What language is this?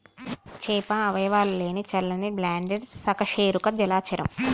Telugu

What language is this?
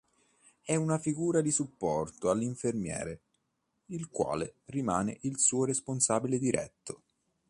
Italian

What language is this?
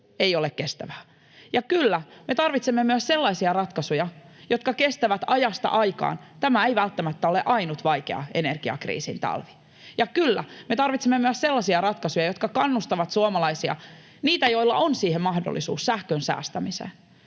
Finnish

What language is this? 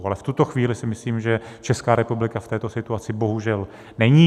Czech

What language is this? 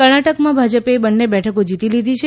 Gujarati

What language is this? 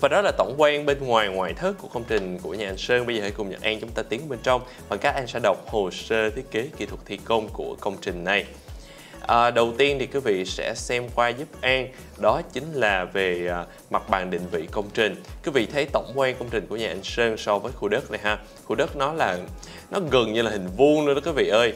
Vietnamese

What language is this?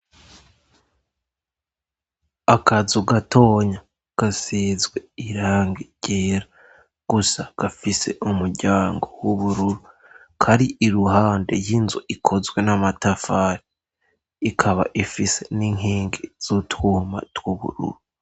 Rundi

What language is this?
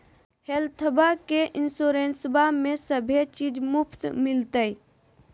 Magahi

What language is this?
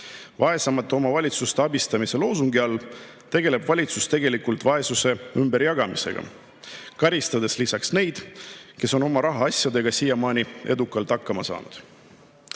Estonian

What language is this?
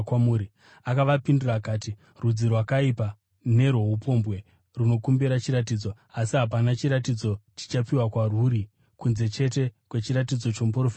Shona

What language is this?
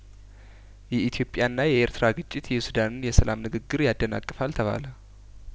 Amharic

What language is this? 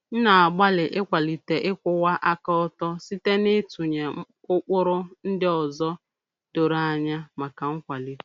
Igbo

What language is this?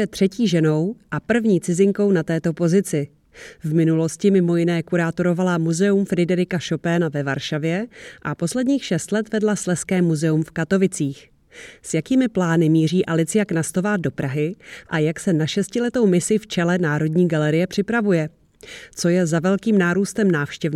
Czech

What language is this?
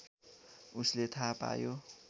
Nepali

